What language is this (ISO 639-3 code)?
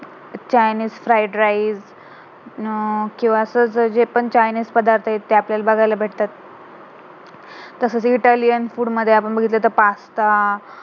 mar